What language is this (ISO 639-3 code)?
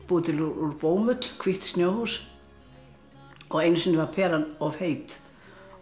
isl